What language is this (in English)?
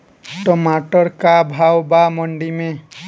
Bhojpuri